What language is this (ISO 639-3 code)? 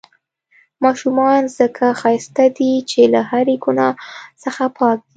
pus